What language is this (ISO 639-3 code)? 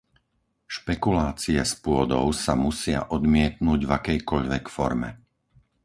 slk